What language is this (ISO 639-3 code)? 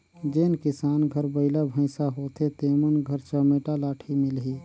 hne